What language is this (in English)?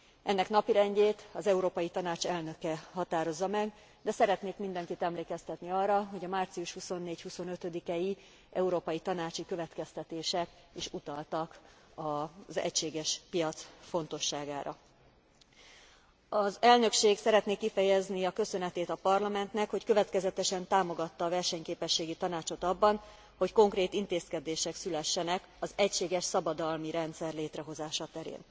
Hungarian